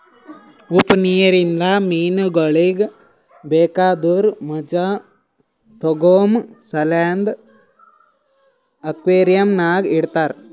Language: Kannada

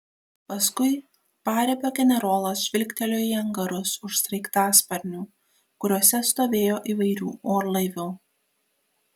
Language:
Lithuanian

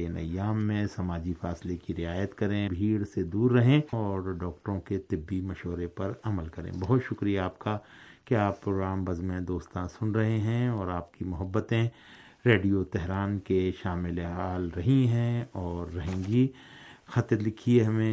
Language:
Urdu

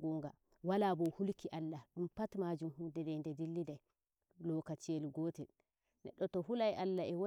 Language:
Nigerian Fulfulde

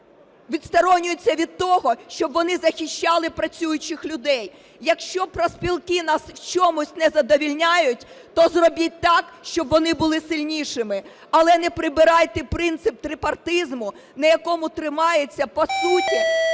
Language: Ukrainian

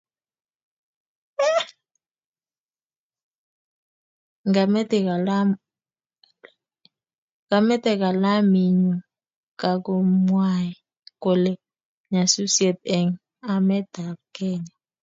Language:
Kalenjin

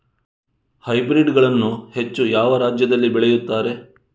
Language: Kannada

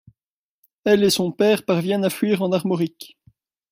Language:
French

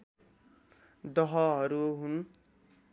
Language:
Nepali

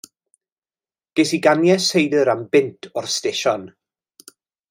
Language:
Welsh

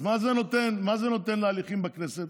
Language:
Hebrew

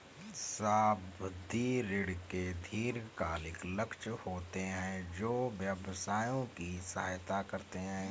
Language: Hindi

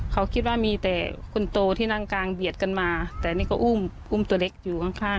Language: Thai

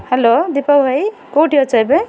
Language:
Odia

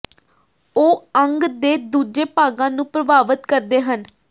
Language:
Punjabi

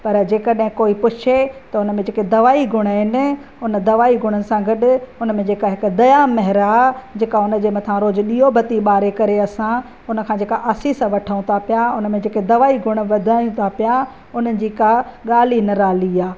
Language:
Sindhi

